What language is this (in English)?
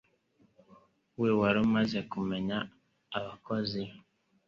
Kinyarwanda